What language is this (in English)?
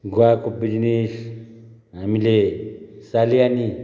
Nepali